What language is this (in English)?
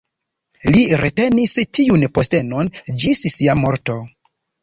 Esperanto